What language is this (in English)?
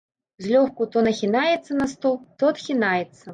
Belarusian